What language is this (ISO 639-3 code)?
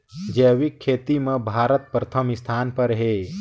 hne